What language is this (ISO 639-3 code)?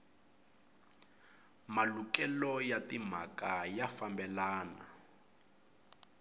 tso